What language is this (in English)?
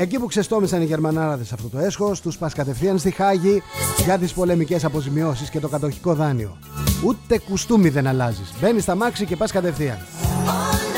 Greek